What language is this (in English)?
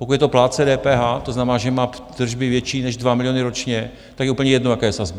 Czech